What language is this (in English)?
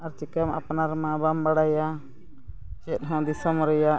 Santali